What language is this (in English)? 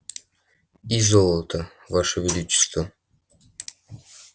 Russian